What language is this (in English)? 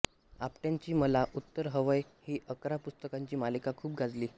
Marathi